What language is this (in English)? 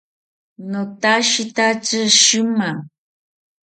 South Ucayali Ashéninka